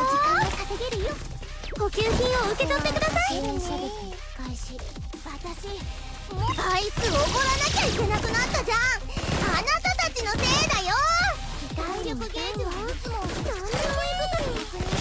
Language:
Japanese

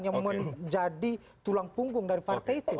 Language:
Indonesian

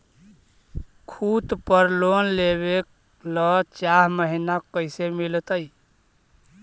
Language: Magahi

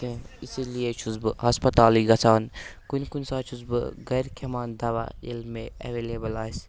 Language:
Kashmiri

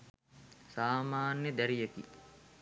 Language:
Sinhala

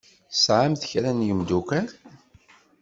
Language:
Kabyle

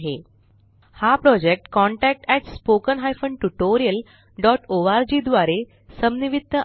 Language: Marathi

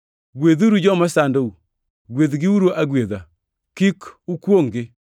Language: Luo (Kenya and Tanzania)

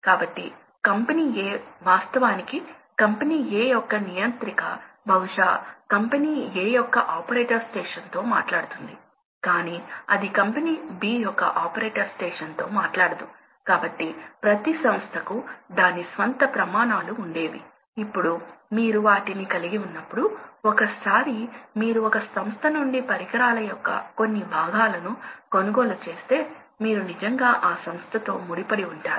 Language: Telugu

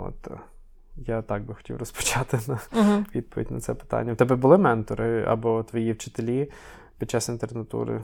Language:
Ukrainian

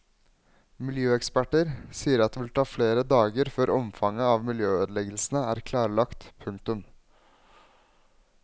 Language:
Norwegian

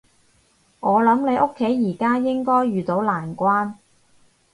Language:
Cantonese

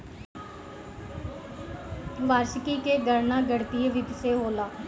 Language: Bhojpuri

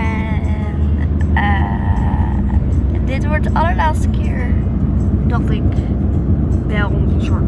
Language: Dutch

